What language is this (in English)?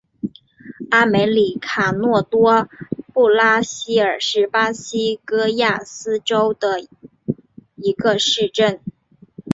Chinese